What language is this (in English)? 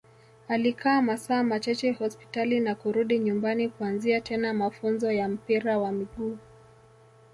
Swahili